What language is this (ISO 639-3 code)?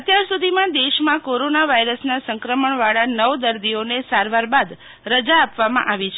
guj